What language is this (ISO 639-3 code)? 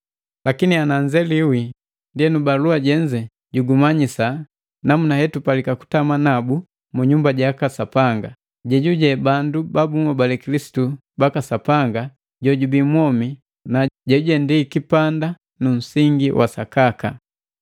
mgv